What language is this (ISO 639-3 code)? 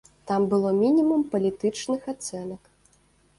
bel